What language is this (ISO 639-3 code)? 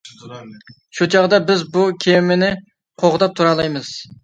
uig